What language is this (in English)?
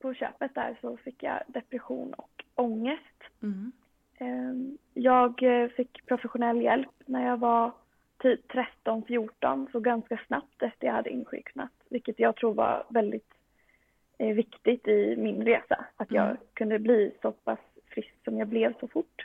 Swedish